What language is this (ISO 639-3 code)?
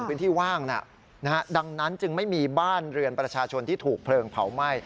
tha